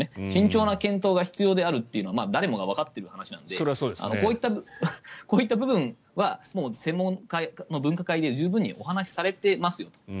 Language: Japanese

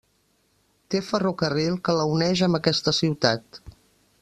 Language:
Catalan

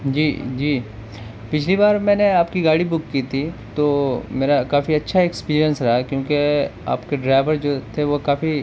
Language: Urdu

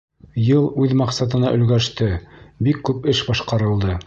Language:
Bashkir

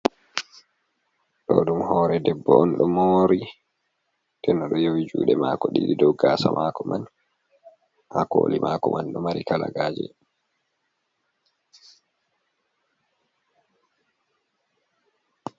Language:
Fula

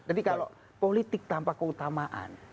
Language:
Indonesian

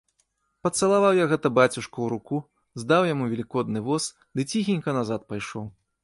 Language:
Belarusian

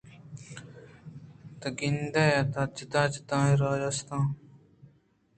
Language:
Eastern Balochi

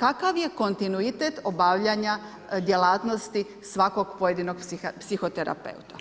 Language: Croatian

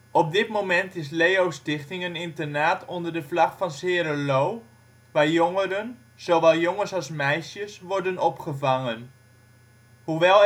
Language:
Dutch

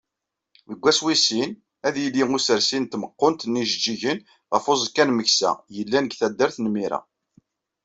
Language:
Kabyle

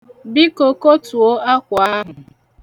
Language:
Igbo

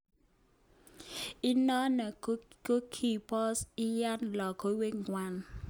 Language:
Kalenjin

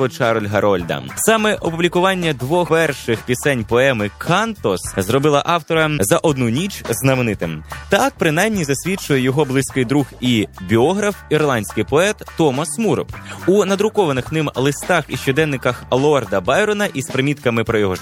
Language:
Ukrainian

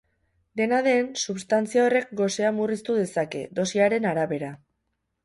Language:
Basque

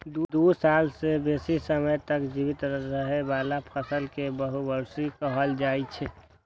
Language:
Maithili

